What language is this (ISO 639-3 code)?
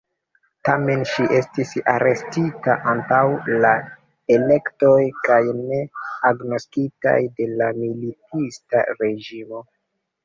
epo